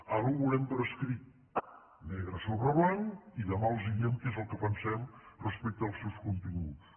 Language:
Catalan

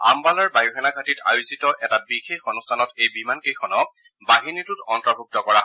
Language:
Assamese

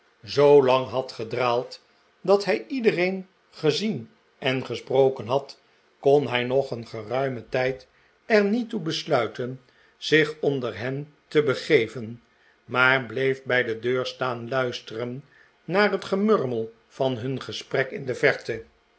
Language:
Dutch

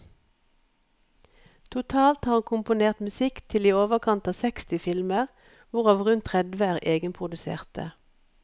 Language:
Norwegian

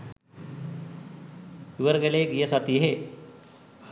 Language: Sinhala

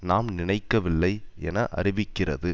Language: Tamil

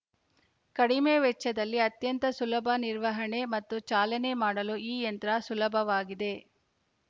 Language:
Kannada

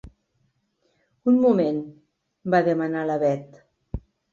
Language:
Catalan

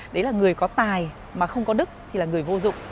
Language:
Vietnamese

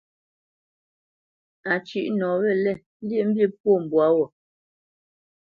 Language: Bamenyam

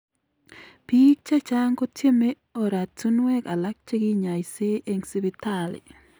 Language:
Kalenjin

